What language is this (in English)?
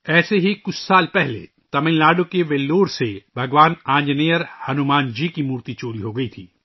Urdu